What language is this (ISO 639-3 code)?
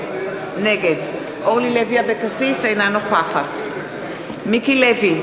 heb